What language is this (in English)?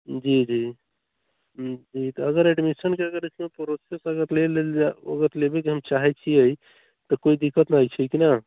Maithili